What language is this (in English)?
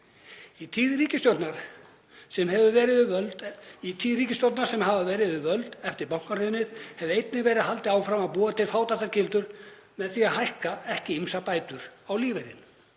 Icelandic